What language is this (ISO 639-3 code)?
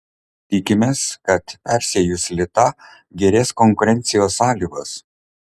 lit